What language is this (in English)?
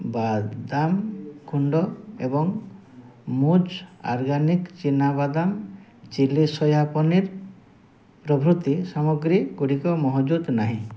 Odia